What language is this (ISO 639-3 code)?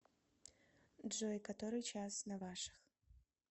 rus